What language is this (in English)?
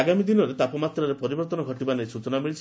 Odia